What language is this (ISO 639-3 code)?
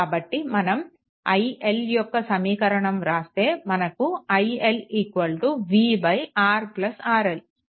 tel